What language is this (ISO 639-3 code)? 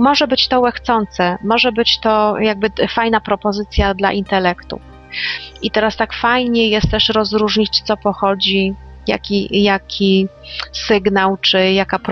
pol